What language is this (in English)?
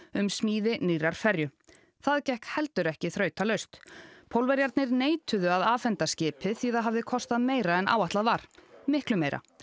Icelandic